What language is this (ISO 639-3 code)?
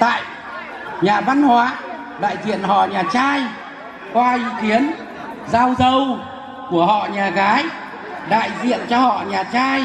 vie